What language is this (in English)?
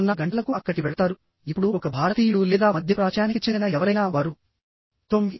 Telugu